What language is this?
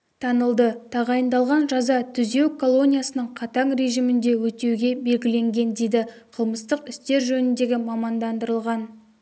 Kazakh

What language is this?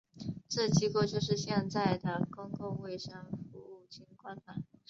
Chinese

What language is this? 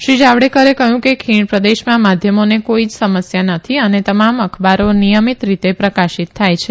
Gujarati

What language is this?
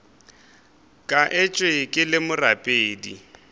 Northern Sotho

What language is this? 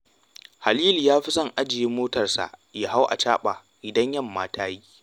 Hausa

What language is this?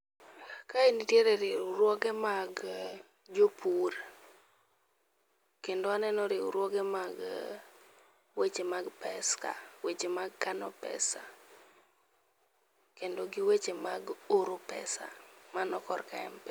Luo (Kenya and Tanzania)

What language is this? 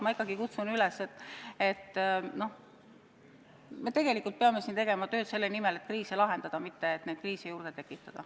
Estonian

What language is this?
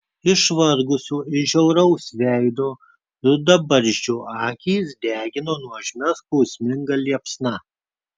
Lithuanian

